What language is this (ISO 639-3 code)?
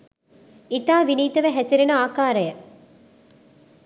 sin